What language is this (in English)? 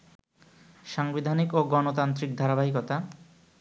Bangla